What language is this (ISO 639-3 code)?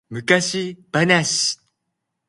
jpn